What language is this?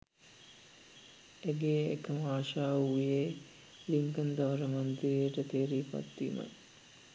Sinhala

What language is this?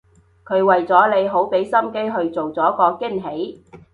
Cantonese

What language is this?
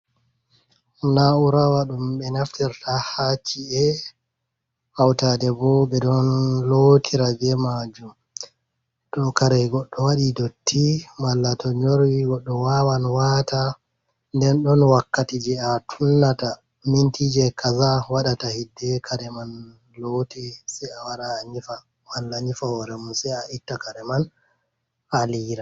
Fula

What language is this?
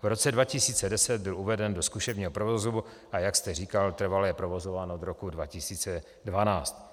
Czech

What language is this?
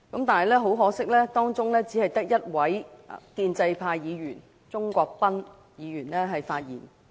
Cantonese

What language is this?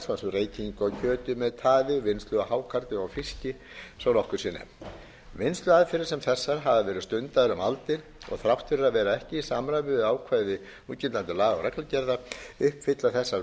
Icelandic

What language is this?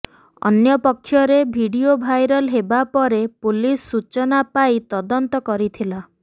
Odia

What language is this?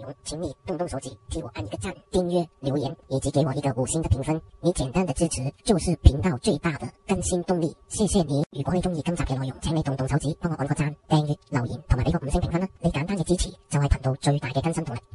Chinese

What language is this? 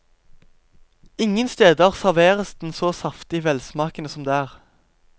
Norwegian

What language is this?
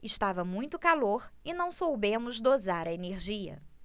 Portuguese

